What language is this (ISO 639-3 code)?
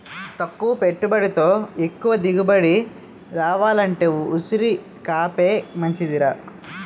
tel